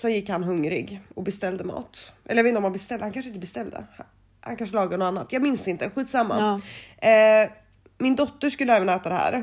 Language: Swedish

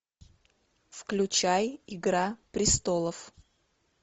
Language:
Russian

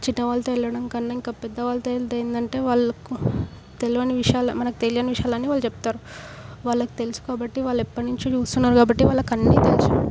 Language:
Telugu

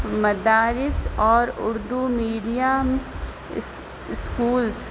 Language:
Urdu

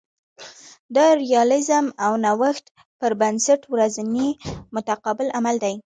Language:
Pashto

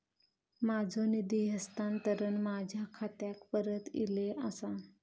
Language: Marathi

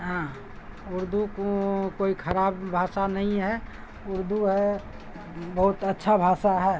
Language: Urdu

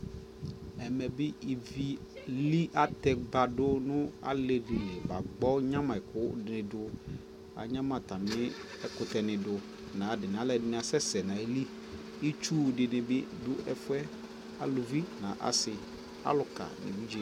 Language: Ikposo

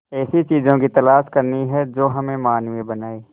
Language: Hindi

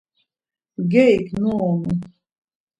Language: Laz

